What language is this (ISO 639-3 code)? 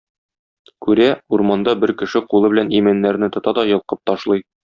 tat